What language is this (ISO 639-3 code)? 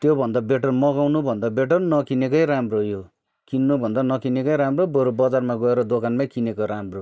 nep